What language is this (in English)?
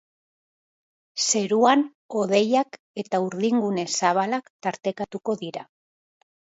Basque